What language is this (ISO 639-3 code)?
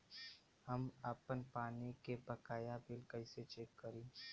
bho